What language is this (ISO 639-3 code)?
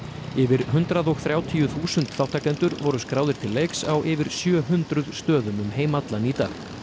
isl